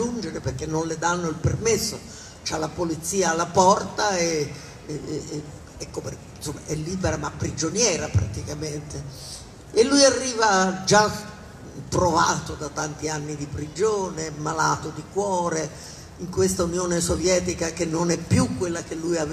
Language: Italian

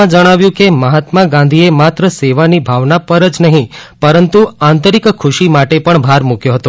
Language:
Gujarati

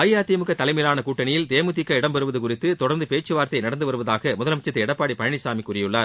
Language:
Tamil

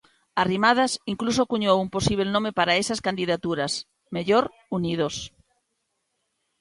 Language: Galician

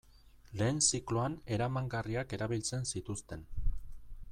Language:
Basque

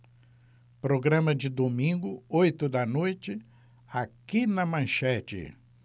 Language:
Portuguese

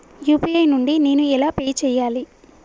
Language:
Telugu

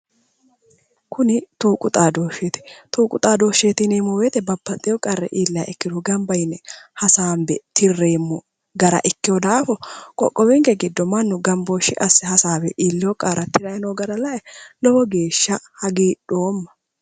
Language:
Sidamo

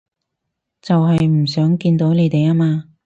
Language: Cantonese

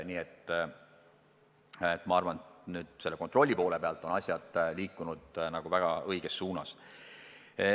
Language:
Estonian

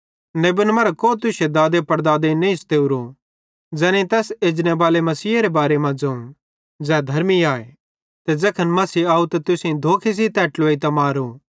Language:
Bhadrawahi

